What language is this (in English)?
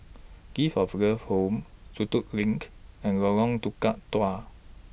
English